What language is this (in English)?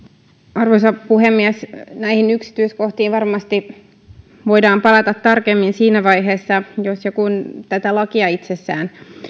Finnish